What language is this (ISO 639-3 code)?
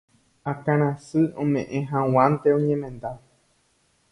grn